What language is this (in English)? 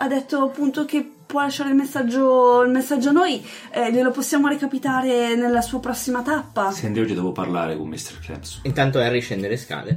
Italian